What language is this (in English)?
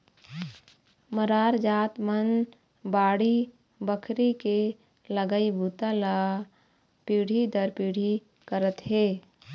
Chhattisgarhi